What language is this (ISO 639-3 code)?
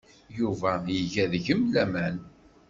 kab